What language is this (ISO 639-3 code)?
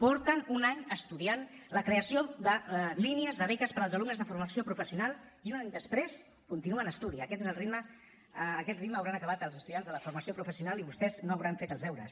cat